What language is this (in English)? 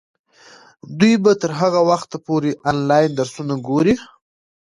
Pashto